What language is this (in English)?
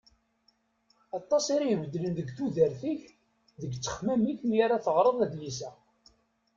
Kabyle